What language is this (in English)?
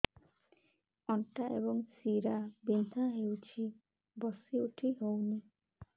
Odia